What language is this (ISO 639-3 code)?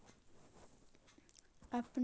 mag